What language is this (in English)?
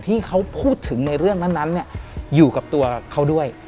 Thai